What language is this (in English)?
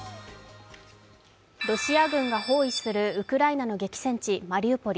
Japanese